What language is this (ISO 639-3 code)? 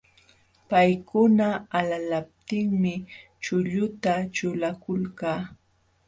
qxw